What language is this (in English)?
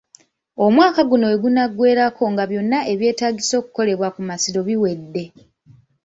Ganda